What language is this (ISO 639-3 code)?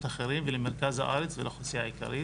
heb